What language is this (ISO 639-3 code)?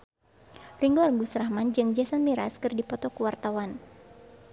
sun